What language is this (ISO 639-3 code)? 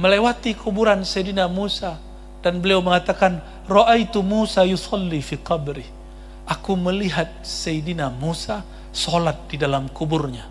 ind